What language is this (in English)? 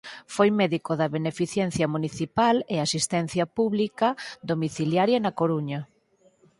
Galician